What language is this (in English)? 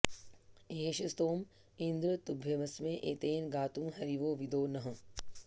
Sanskrit